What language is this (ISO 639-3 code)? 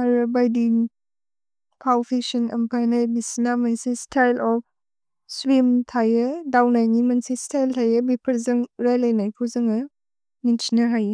brx